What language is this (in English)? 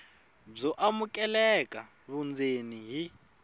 Tsonga